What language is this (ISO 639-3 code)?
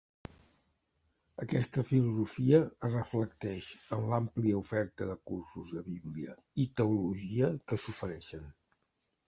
cat